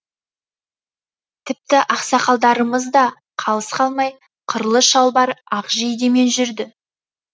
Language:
Kazakh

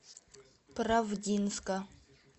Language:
Russian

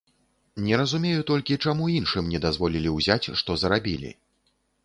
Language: Belarusian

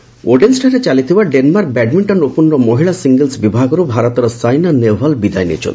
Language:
Odia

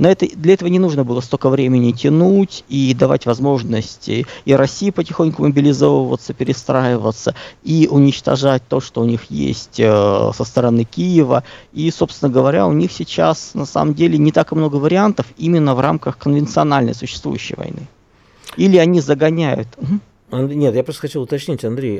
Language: Russian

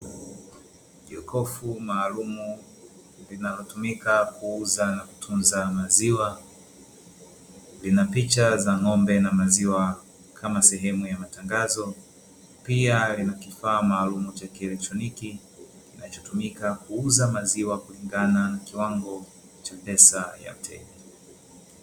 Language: Swahili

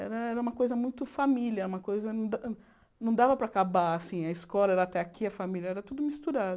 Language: Portuguese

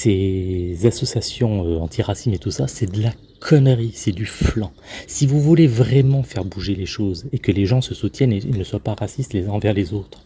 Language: French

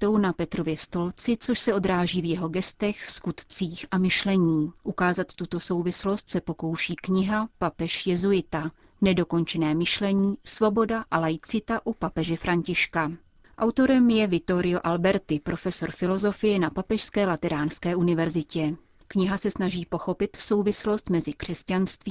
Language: Czech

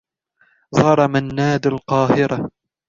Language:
Arabic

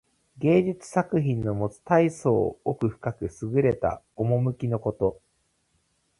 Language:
Japanese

